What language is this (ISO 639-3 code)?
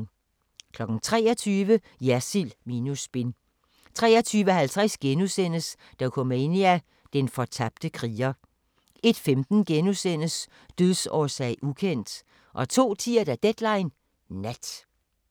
dan